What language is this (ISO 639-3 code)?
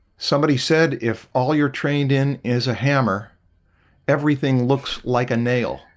eng